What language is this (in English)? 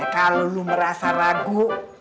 Indonesian